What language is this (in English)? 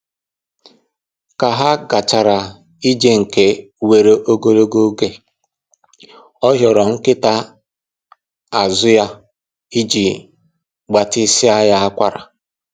Igbo